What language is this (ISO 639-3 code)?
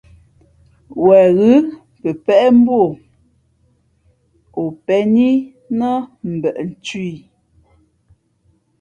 fmp